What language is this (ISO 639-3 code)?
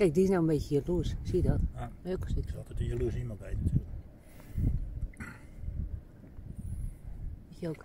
nld